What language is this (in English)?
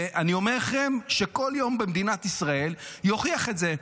Hebrew